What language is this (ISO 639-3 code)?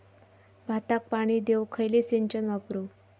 mar